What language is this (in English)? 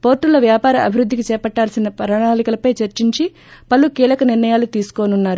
Telugu